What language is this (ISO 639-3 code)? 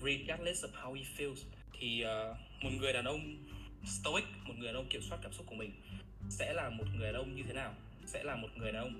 vie